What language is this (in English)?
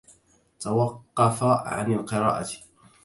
Arabic